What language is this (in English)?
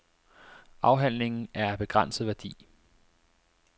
Danish